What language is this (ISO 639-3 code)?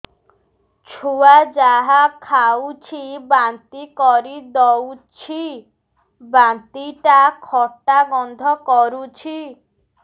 ori